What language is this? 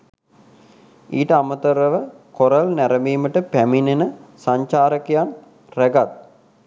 Sinhala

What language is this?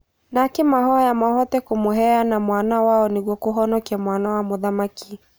Kikuyu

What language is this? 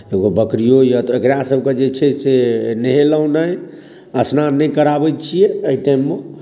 Maithili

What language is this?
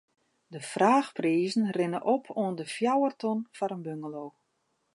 Western Frisian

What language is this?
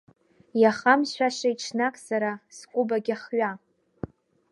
Abkhazian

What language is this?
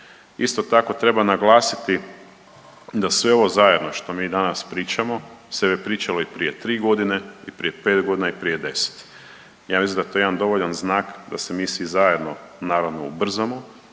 Croatian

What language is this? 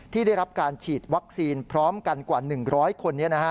Thai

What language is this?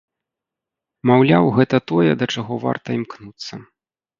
Belarusian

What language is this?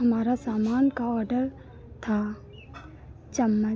Hindi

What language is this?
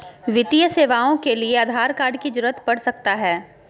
Magahi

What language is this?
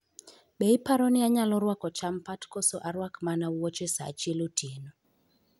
Luo (Kenya and Tanzania)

